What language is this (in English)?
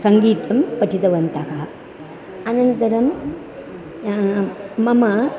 Sanskrit